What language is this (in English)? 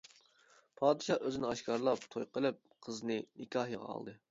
Uyghur